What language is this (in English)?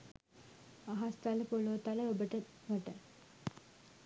Sinhala